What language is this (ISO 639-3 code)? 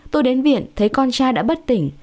vie